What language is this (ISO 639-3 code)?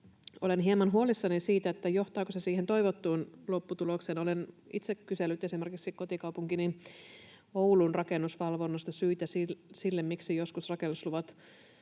fin